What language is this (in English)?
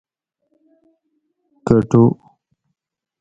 Gawri